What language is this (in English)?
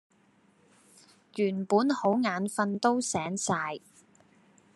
Cantonese